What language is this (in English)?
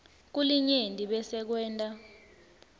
Swati